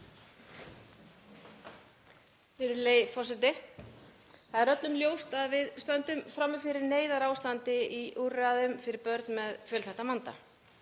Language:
Icelandic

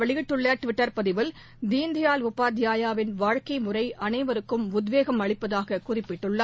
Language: Tamil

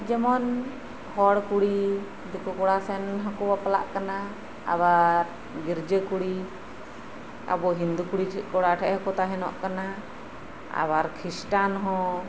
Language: Santali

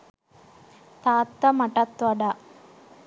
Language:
Sinhala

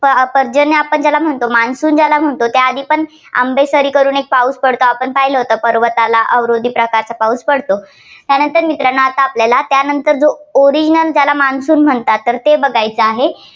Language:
Marathi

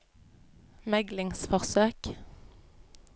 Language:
Norwegian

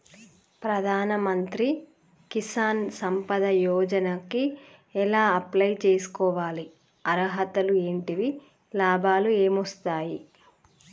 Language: Telugu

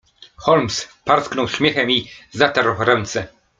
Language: Polish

